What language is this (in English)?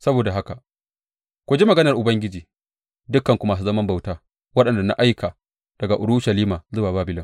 Hausa